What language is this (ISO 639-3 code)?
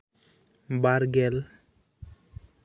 sat